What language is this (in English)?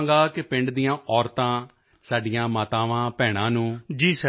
Punjabi